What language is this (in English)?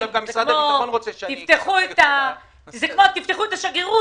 Hebrew